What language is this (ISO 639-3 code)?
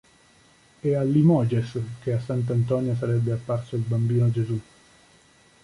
ita